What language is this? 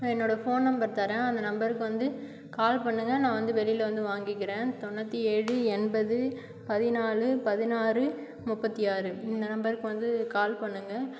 Tamil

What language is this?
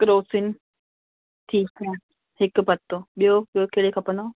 Sindhi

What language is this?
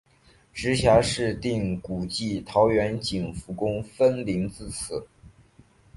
Chinese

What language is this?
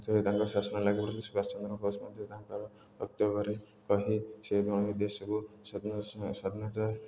Odia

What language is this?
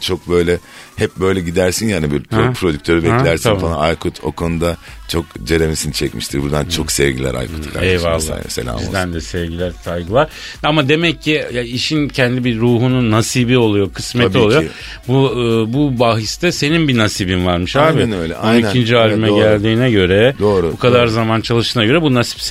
Turkish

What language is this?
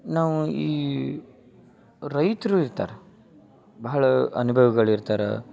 Kannada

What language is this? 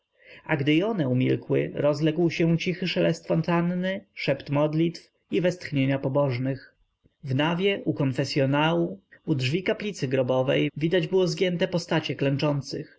Polish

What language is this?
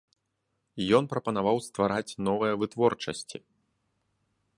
Belarusian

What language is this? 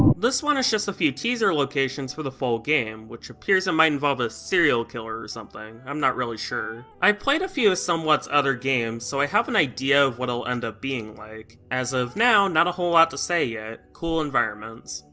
English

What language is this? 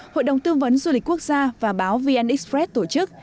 Vietnamese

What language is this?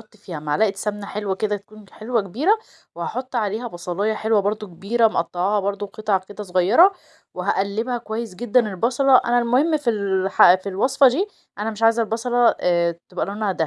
Arabic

